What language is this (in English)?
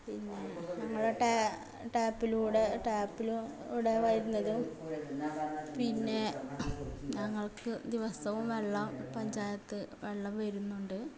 Malayalam